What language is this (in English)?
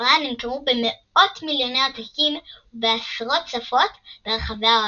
Hebrew